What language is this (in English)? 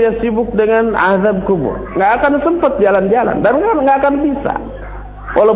Indonesian